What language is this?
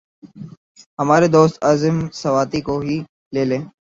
Urdu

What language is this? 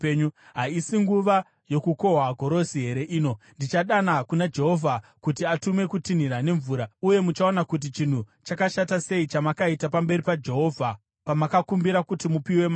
Shona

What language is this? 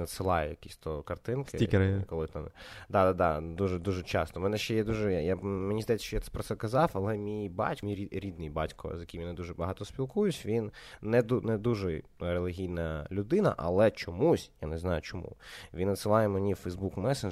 Ukrainian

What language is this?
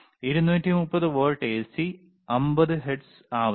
Malayalam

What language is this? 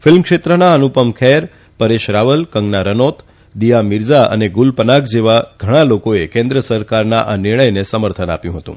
Gujarati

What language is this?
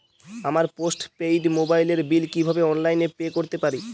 Bangla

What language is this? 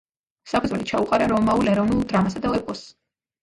Georgian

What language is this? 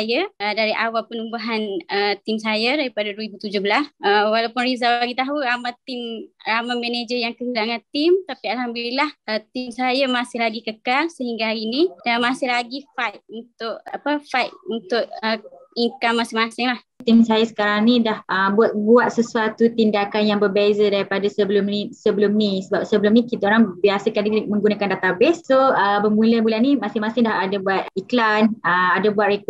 Malay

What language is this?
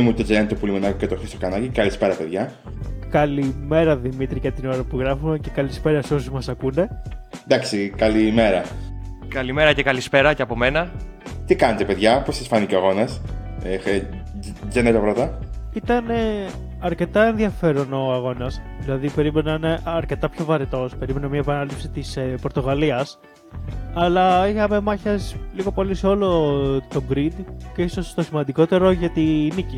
Greek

